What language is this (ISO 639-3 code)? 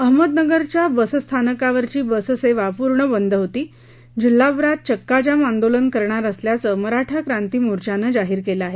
mar